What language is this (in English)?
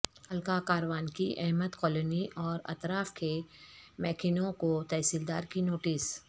Urdu